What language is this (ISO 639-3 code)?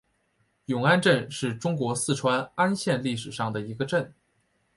zho